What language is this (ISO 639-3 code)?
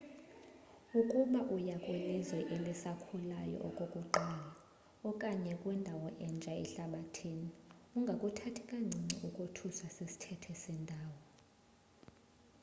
xho